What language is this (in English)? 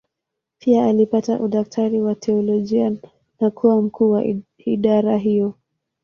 Swahili